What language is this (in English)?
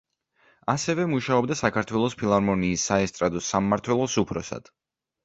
Georgian